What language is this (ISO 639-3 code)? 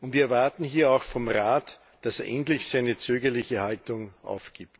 deu